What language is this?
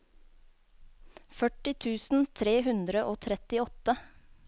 Norwegian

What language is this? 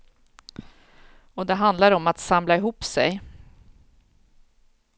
Swedish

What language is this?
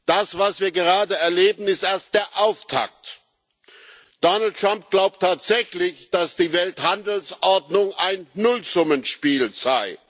German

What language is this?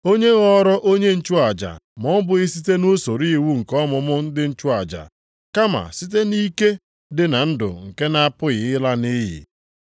Igbo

